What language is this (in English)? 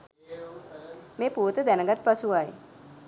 Sinhala